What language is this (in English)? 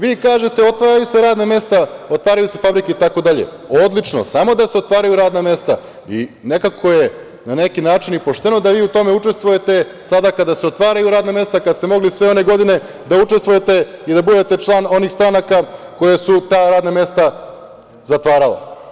Serbian